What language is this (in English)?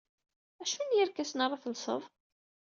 Kabyle